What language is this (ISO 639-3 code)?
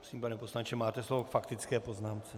ces